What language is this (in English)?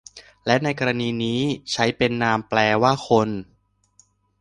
Thai